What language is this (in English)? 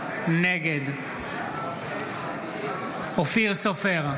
Hebrew